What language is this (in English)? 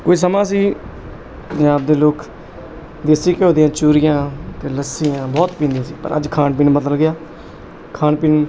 Punjabi